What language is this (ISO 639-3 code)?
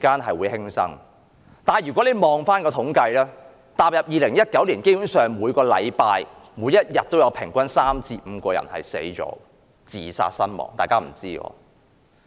yue